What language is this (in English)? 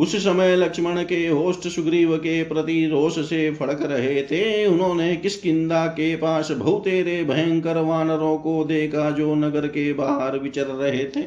Hindi